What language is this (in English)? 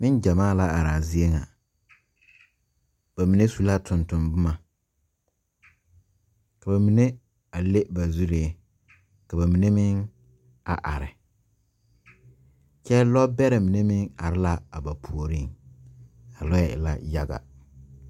Southern Dagaare